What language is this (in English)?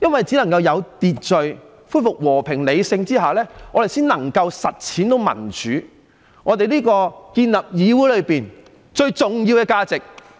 Cantonese